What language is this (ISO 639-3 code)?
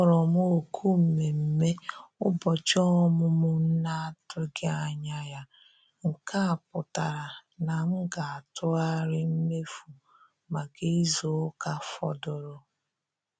ibo